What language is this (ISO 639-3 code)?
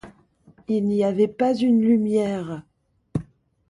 fra